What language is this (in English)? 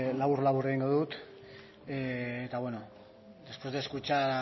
Basque